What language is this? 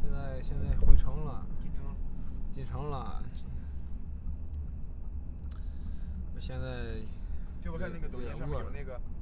Chinese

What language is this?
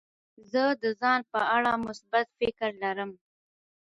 Pashto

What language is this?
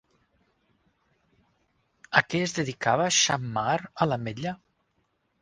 Catalan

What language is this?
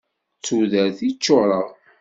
Kabyle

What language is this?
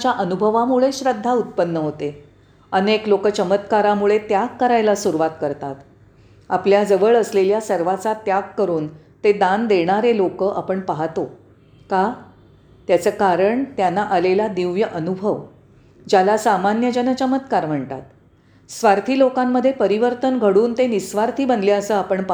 Marathi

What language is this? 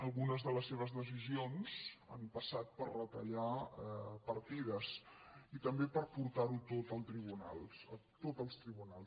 Catalan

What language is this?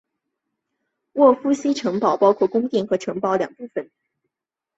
Chinese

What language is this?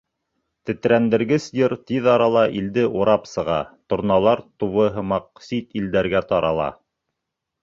Bashkir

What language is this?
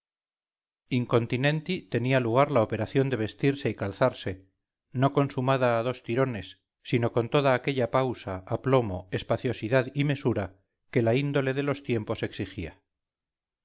Spanish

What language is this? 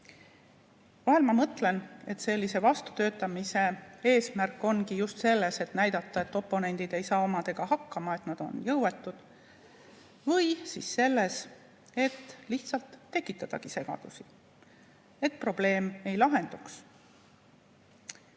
Estonian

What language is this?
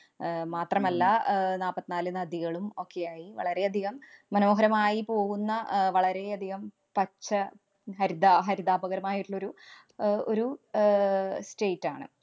Malayalam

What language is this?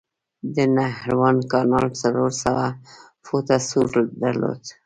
Pashto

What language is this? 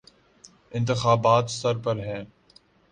Urdu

